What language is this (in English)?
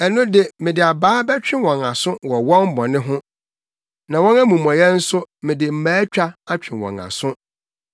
Akan